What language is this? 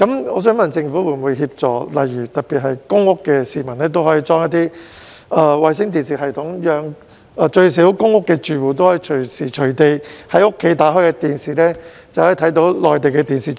Cantonese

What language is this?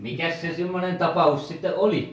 Finnish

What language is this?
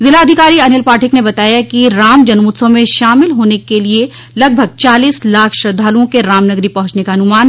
Hindi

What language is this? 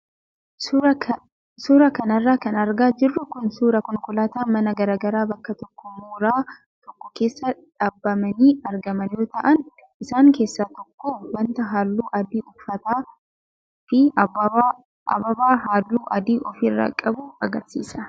Oromo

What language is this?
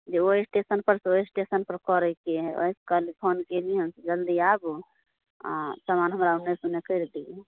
Maithili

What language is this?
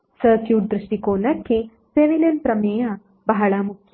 Kannada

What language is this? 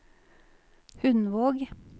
Norwegian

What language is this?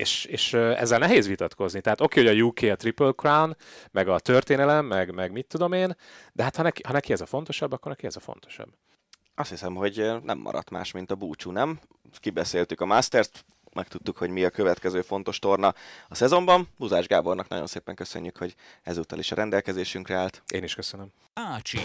Hungarian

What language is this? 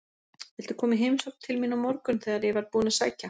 Icelandic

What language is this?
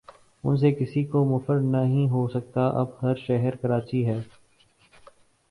Urdu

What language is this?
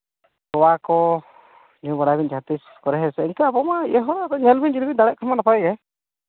Santali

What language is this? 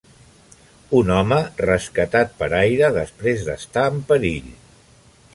Catalan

